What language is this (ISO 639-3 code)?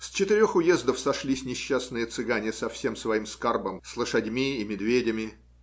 rus